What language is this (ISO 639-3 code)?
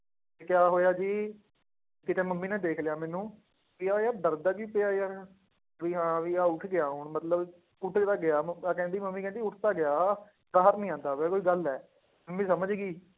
pan